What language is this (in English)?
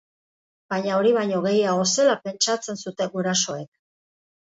Basque